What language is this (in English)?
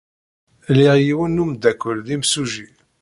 Kabyle